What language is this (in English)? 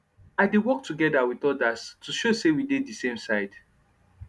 Nigerian Pidgin